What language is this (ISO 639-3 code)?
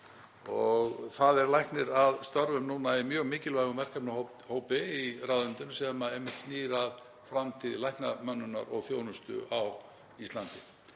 isl